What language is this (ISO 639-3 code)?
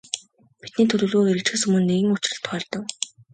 mon